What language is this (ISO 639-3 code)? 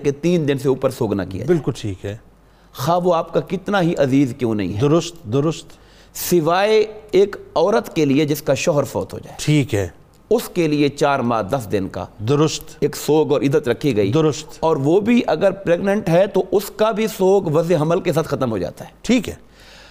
urd